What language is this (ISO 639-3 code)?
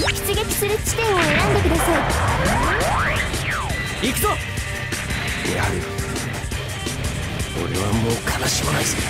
jpn